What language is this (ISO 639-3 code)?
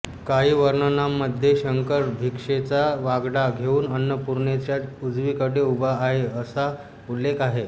mar